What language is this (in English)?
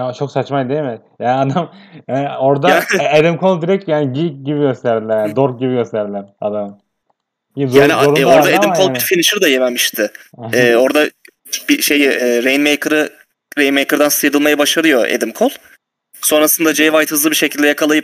Turkish